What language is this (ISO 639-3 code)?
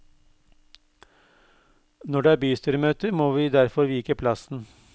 nor